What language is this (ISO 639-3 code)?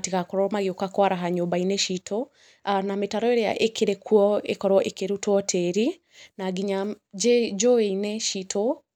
kik